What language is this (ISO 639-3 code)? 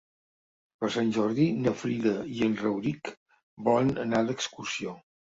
cat